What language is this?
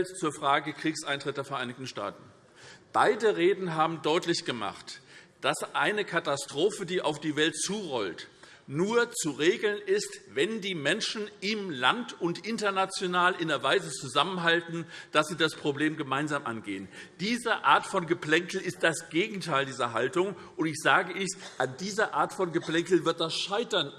German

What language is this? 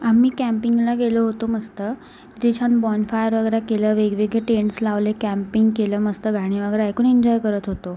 Marathi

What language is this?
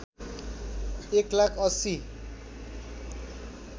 Nepali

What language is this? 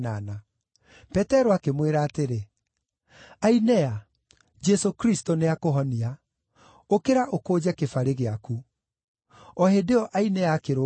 Kikuyu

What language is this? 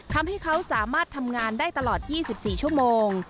Thai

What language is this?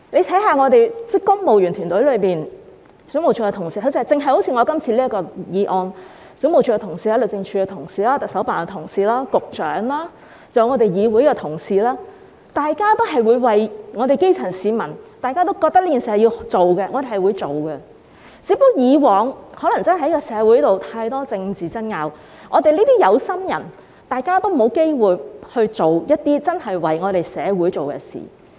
Cantonese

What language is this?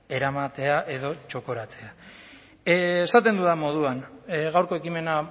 Basque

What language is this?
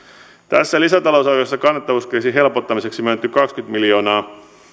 Finnish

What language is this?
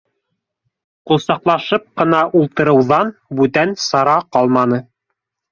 Bashkir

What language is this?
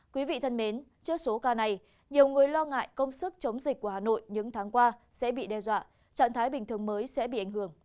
Vietnamese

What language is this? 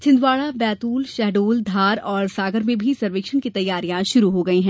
Hindi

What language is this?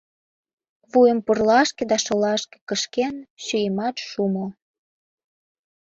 Mari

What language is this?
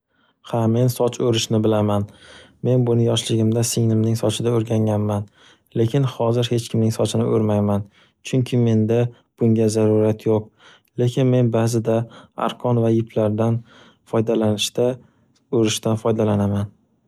Uzbek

